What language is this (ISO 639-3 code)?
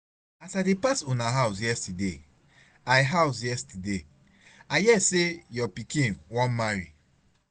pcm